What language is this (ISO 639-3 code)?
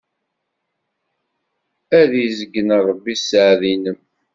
kab